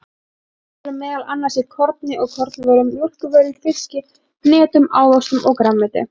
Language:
Icelandic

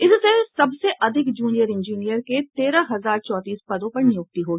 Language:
Hindi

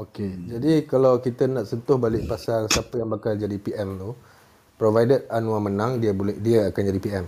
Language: Malay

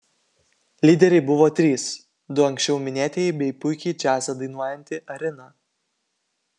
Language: Lithuanian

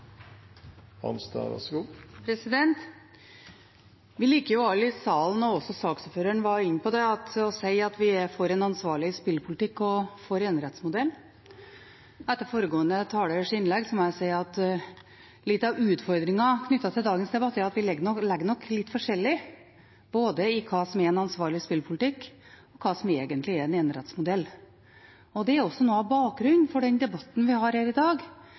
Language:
Norwegian Bokmål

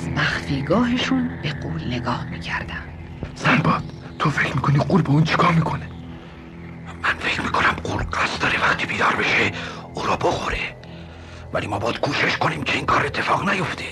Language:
Persian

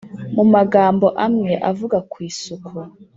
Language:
Kinyarwanda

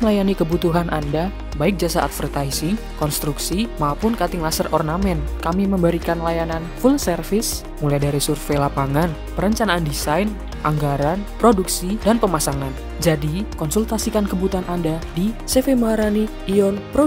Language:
Indonesian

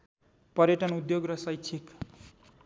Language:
Nepali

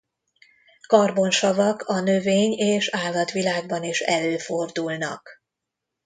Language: Hungarian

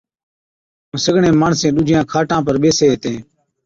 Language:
Od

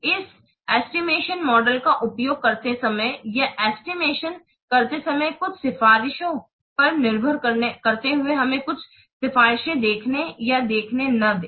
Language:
Hindi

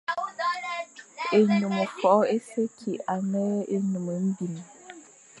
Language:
Fang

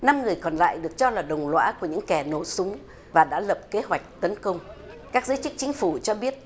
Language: Vietnamese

